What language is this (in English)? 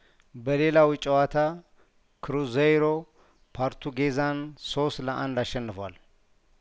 Amharic